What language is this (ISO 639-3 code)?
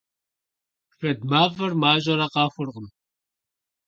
kbd